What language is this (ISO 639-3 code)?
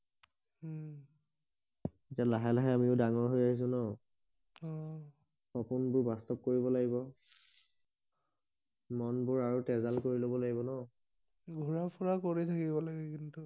asm